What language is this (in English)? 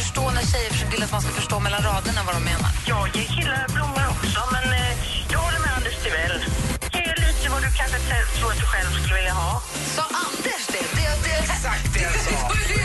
Swedish